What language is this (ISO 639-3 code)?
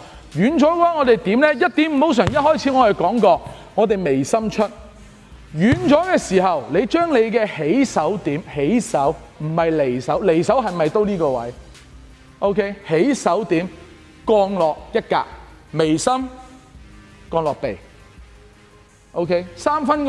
zho